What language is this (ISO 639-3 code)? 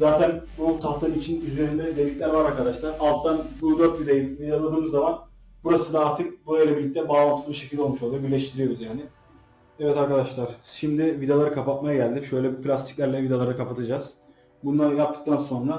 tur